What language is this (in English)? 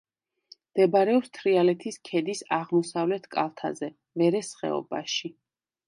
Georgian